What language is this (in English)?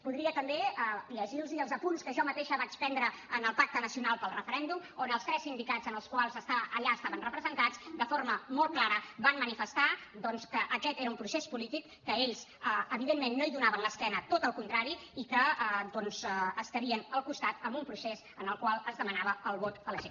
Catalan